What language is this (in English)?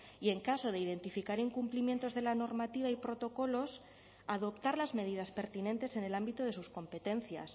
Spanish